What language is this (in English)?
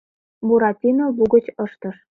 Mari